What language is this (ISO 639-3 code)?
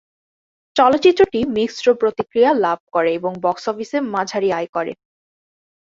ben